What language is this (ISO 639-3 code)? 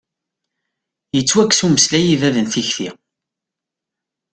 kab